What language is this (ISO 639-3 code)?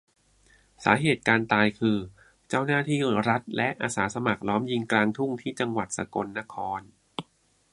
tha